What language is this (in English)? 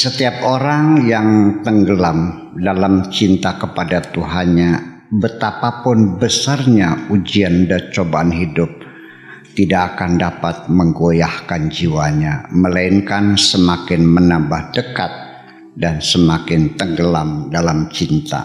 Indonesian